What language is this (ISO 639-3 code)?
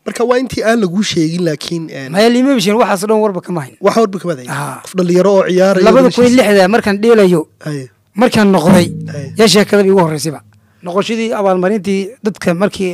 ara